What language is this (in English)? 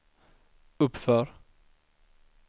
Swedish